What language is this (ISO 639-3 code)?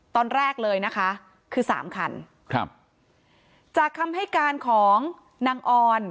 tha